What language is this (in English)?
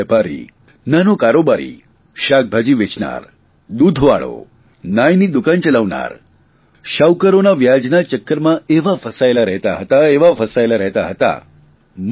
Gujarati